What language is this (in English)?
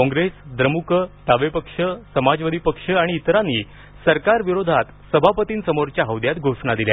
Marathi